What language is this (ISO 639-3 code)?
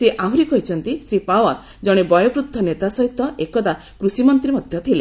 ori